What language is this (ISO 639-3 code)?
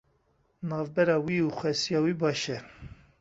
kur